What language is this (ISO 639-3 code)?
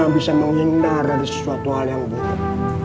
ind